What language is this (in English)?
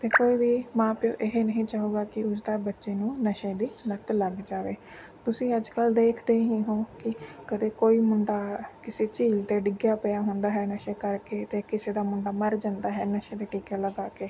Punjabi